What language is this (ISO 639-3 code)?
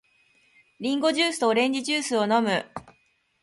jpn